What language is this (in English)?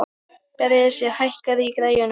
Icelandic